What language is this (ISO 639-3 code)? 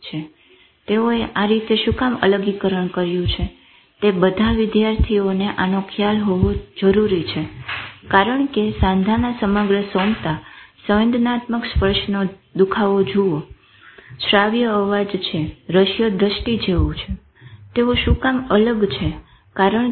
guj